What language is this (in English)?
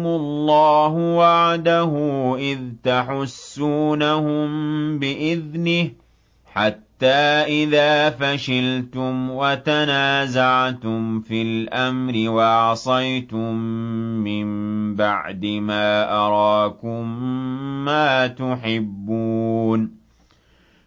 Arabic